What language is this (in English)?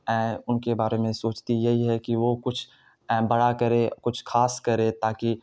Urdu